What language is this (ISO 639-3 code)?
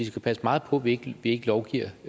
dan